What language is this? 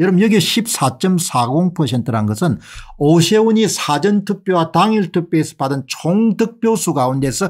Korean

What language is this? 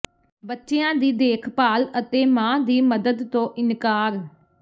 Punjabi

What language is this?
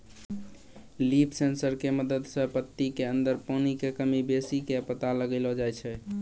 Maithili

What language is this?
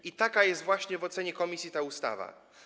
Polish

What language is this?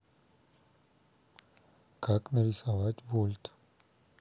Russian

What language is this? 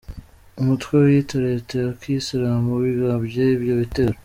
Kinyarwanda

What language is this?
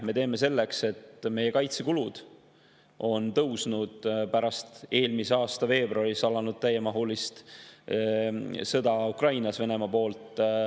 Estonian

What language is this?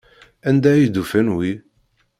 Kabyle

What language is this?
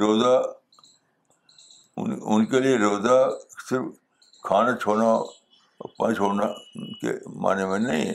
Urdu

